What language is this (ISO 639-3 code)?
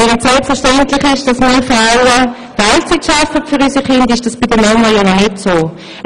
gsw